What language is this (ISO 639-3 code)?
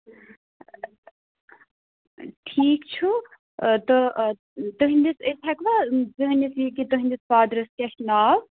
kas